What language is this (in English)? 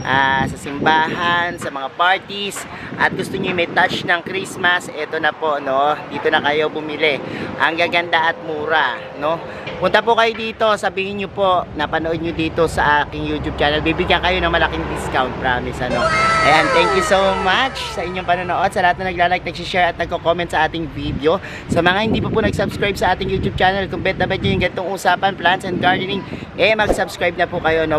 Filipino